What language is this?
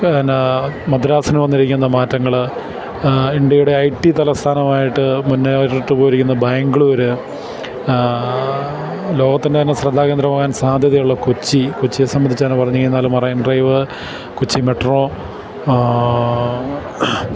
Malayalam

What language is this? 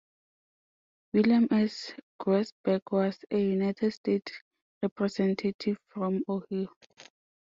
English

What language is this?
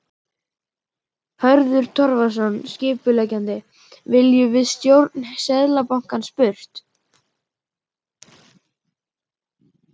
Icelandic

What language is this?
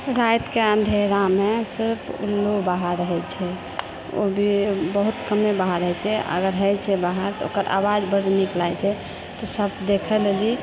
Maithili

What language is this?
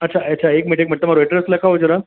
Gujarati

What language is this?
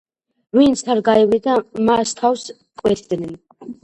Georgian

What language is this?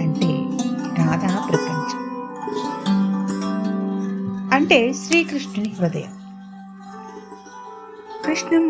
Telugu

